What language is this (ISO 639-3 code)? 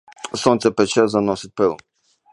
ukr